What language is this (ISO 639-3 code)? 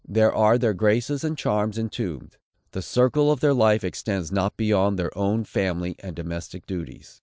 eng